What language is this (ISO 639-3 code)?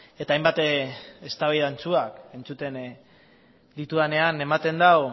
eus